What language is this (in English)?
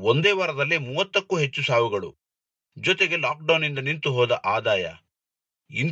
Kannada